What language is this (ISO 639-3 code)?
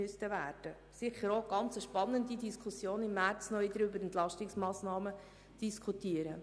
gsw